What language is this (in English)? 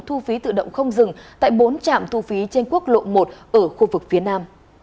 Vietnamese